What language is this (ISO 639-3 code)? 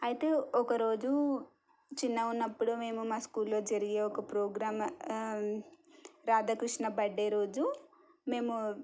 tel